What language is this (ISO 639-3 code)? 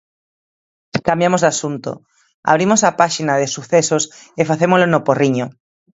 glg